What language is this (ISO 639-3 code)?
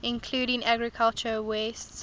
eng